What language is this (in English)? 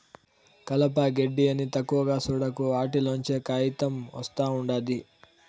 Telugu